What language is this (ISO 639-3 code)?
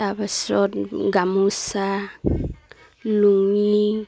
asm